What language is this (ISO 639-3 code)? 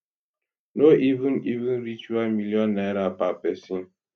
pcm